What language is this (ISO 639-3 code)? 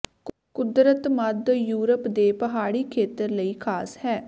pan